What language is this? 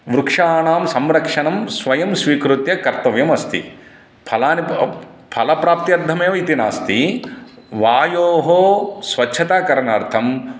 Sanskrit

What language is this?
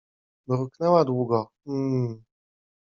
Polish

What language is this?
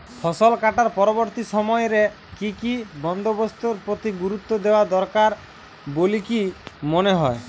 Bangla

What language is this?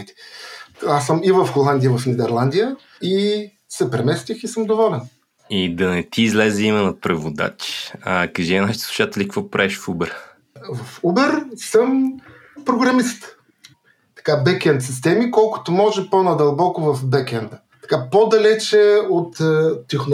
Bulgarian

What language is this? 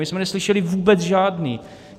Czech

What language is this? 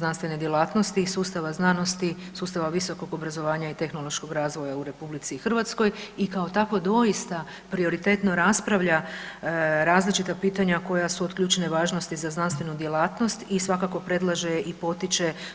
Croatian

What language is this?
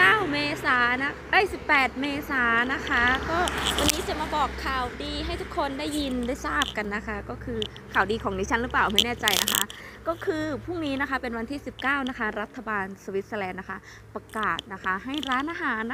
Thai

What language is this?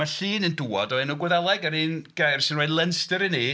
Welsh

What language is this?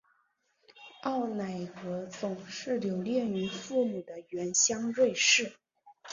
Chinese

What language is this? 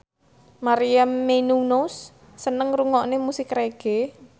Javanese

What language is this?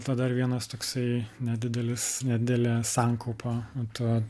Lithuanian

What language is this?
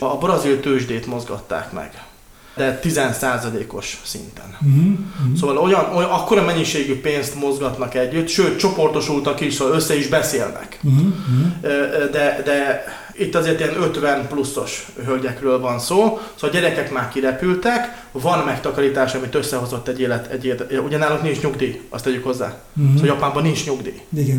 Hungarian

